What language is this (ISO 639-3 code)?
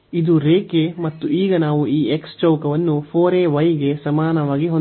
kan